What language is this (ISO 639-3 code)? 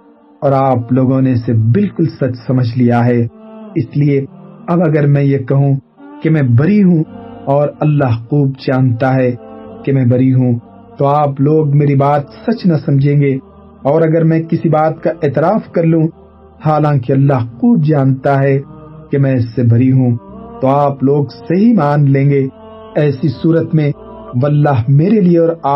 urd